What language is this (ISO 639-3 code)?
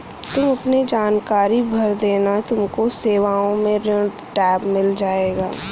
hin